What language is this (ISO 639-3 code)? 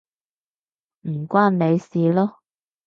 yue